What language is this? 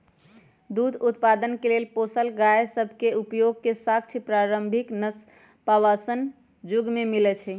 Magahi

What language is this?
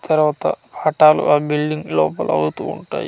Telugu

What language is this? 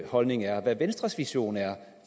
Danish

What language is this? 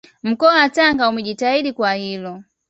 Swahili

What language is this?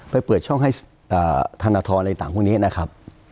Thai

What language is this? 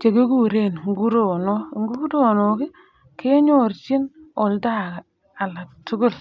Kalenjin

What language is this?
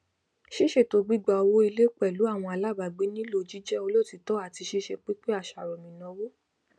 Yoruba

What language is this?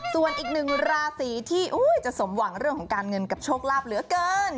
Thai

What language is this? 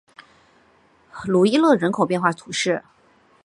Chinese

